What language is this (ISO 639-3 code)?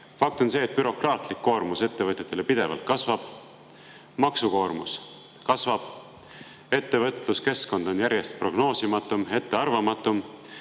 est